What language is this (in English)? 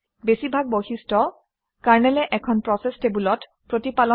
Assamese